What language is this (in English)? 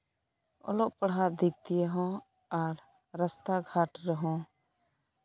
Santali